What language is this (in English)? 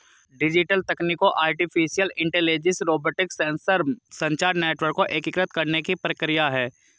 Hindi